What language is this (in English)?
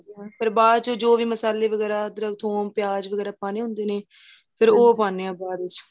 Punjabi